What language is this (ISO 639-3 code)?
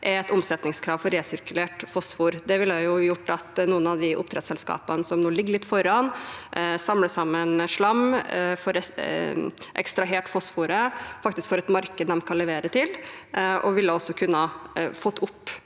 nor